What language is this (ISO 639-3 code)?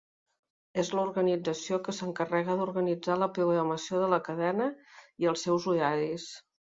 cat